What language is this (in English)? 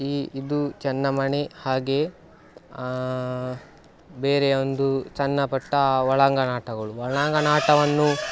Kannada